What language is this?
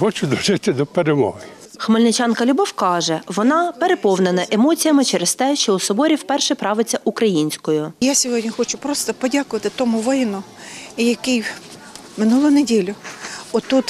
Ukrainian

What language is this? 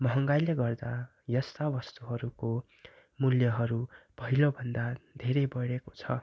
Nepali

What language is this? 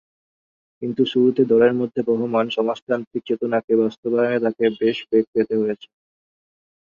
Bangla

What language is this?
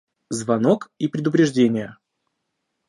Russian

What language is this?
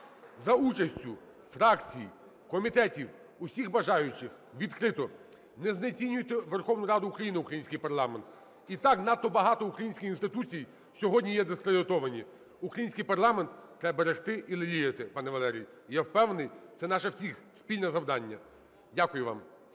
Ukrainian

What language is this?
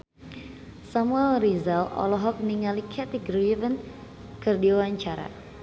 Sundanese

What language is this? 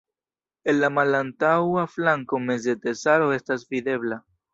Esperanto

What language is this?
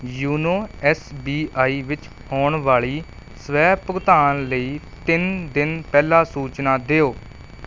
Punjabi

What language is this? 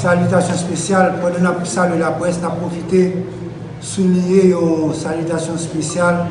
French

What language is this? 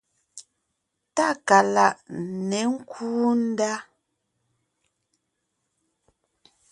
Ngiemboon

